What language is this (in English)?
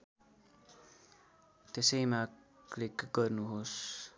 Nepali